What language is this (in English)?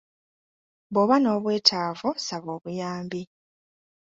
Ganda